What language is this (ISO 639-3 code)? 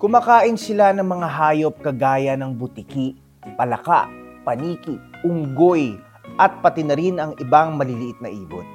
fil